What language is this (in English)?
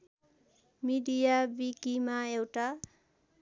Nepali